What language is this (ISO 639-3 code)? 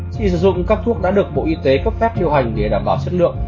vie